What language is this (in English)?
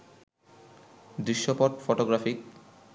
Bangla